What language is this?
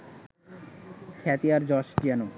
Bangla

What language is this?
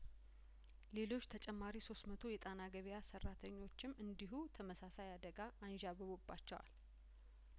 Amharic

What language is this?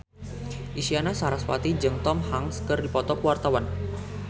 Sundanese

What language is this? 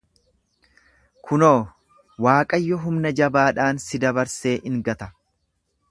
Oromo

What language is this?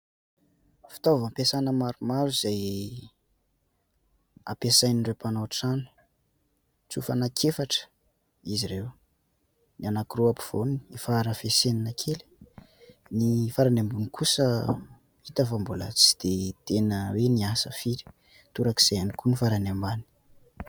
Malagasy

